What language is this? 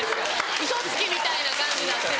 Japanese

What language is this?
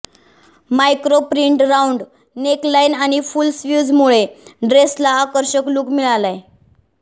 Marathi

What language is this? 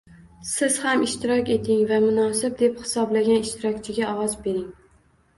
Uzbek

